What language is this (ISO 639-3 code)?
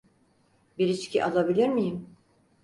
tur